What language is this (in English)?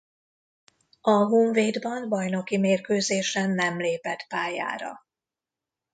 Hungarian